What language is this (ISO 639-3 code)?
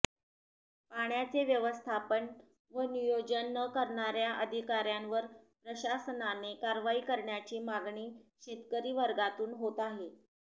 mar